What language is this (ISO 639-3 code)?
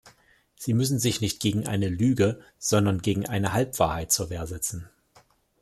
deu